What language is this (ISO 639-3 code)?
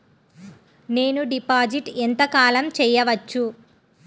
tel